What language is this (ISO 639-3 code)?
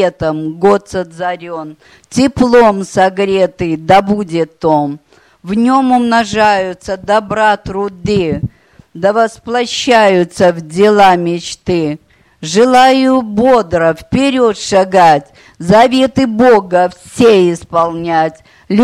rus